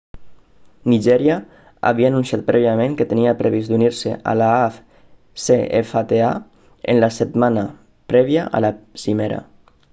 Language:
Catalan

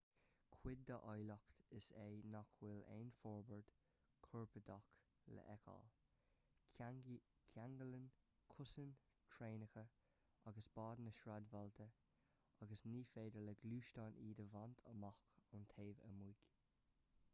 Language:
Irish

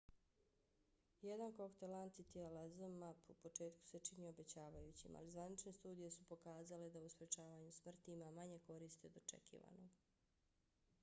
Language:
Bosnian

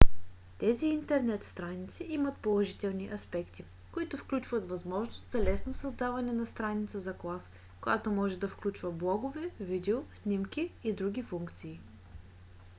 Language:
Bulgarian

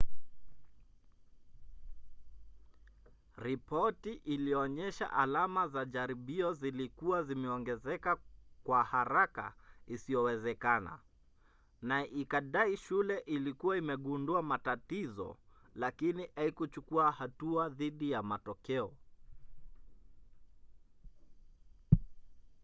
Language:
Swahili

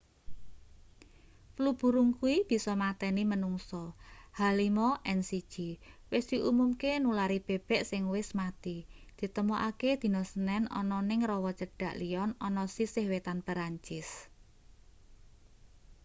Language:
Javanese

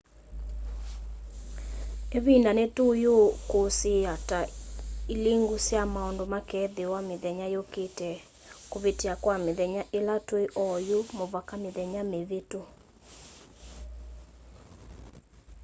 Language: Kamba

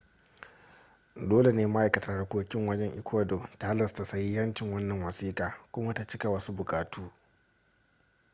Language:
Hausa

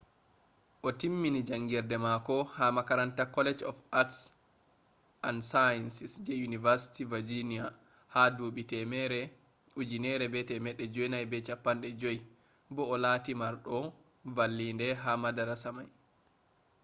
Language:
Fula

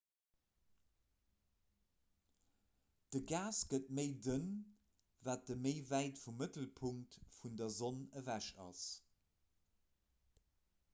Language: Luxembourgish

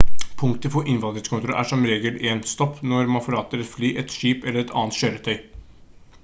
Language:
Norwegian Bokmål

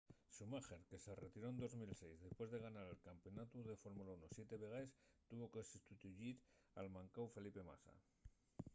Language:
Asturian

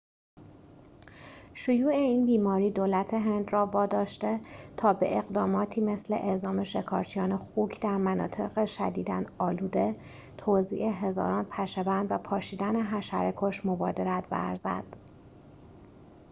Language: Persian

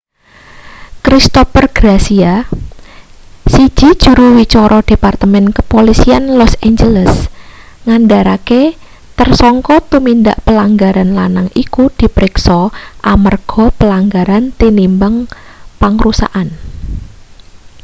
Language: Javanese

